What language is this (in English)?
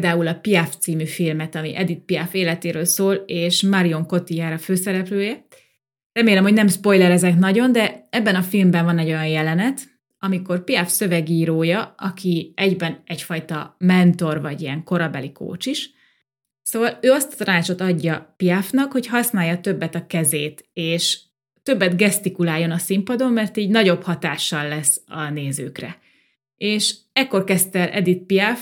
Hungarian